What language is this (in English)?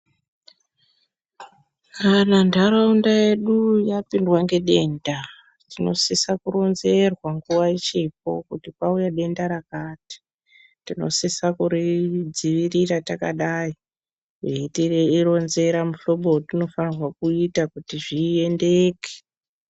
Ndau